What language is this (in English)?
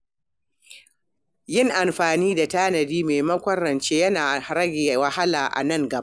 Hausa